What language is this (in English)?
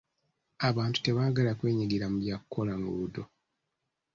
Ganda